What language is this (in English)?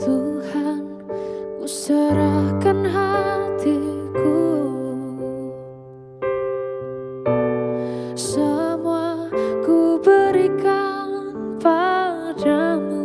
Korean